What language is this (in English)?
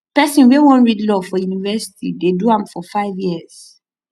Nigerian Pidgin